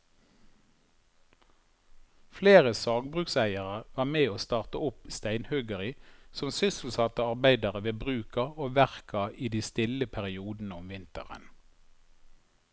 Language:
Norwegian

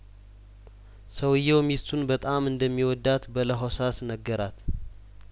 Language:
Amharic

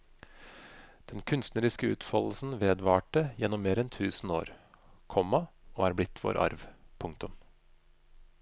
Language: Norwegian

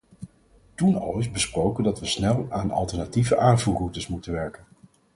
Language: Dutch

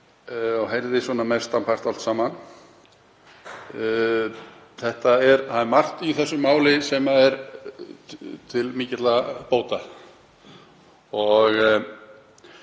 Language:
Icelandic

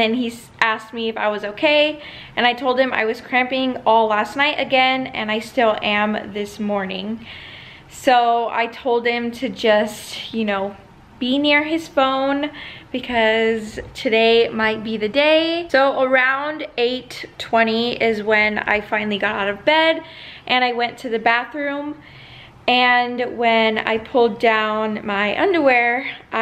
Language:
English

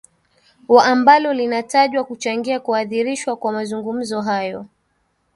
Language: Swahili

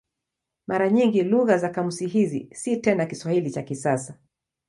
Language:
Swahili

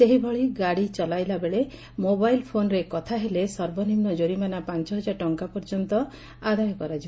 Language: Odia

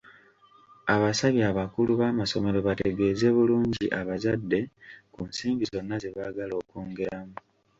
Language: Ganda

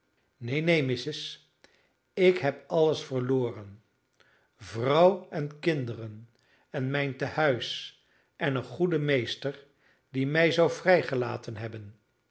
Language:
Dutch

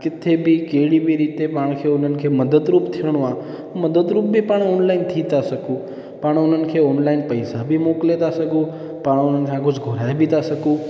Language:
Sindhi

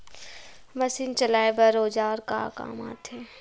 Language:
Chhattisgarhi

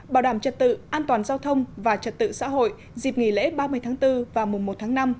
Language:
Vietnamese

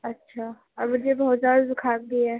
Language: Urdu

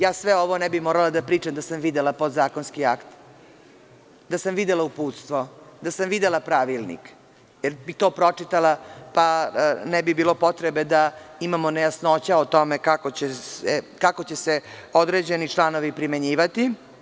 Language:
Serbian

